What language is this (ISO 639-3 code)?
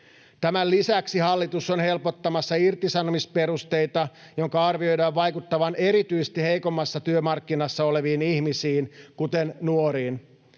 fin